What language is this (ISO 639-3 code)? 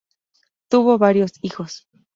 spa